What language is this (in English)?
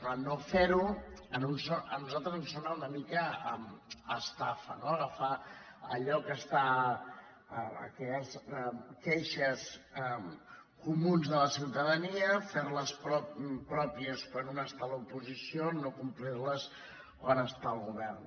Catalan